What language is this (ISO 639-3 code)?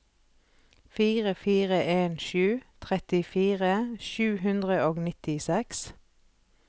nor